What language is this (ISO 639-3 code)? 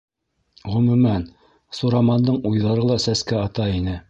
bak